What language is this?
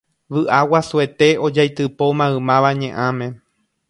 Guarani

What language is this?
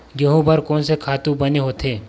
Chhattisgarhi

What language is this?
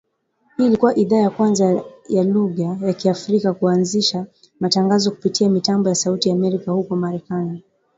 Swahili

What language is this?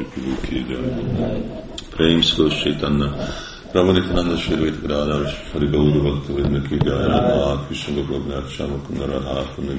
Hungarian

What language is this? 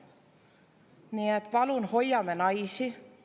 Estonian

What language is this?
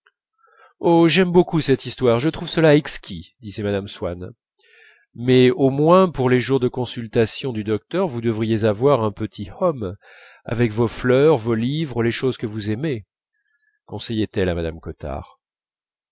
French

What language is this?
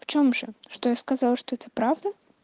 Russian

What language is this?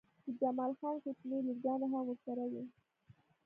Pashto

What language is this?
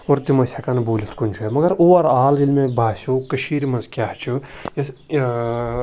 Kashmiri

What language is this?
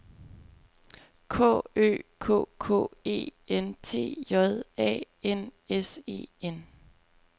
Danish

